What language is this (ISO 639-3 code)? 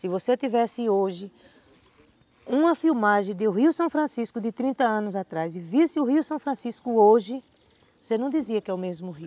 por